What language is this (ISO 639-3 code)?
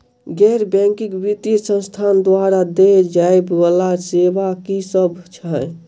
mai